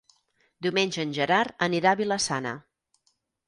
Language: Catalan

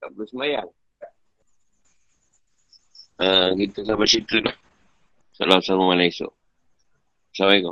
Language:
Malay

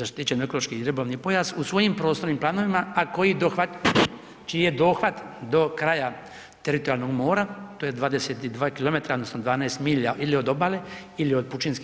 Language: Croatian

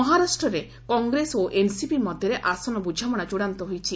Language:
Odia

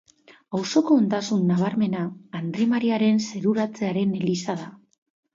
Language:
Basque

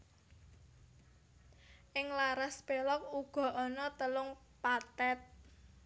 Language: Javanese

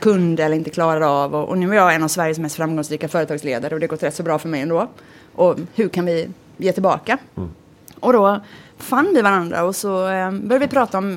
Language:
Swedish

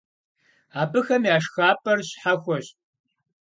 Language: Kabardian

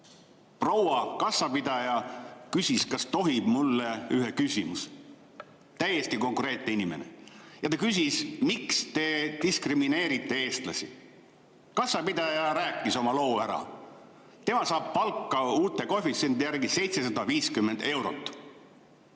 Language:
Estonian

